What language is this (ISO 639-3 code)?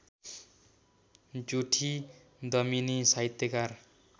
nep